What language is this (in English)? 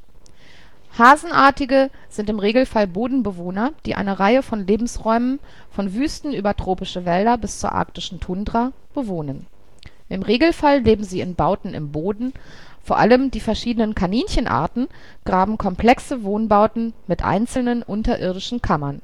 German